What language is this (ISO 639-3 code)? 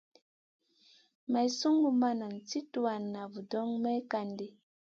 mcn